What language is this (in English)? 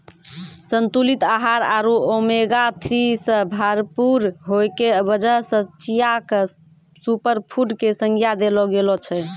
Maithili